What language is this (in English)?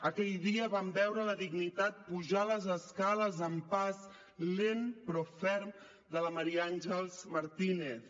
Catalan